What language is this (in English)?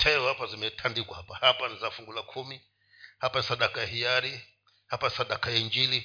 Swahili